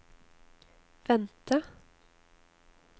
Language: Norwegian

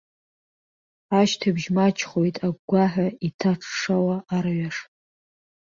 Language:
Abkhazian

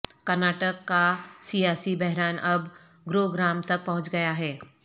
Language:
Urdu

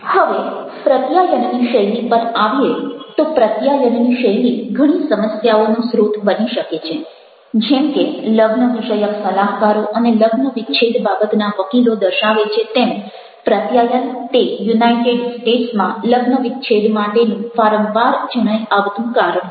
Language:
Gujarati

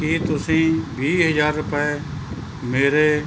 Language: Punjabi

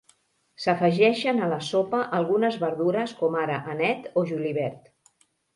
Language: Catalan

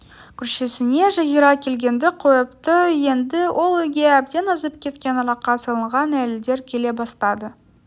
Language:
Kazakh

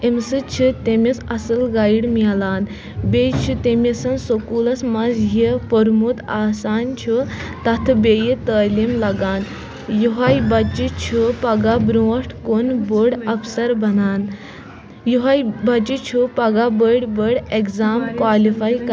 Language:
Kashmiri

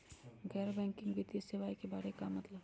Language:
Magahi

